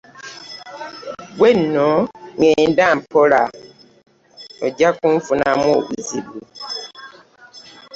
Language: Ganda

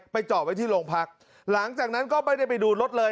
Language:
Thai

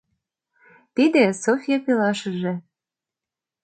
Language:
Mari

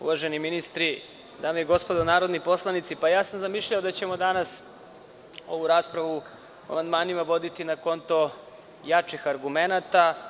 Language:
Serbian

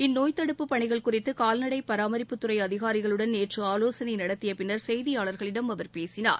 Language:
Tamil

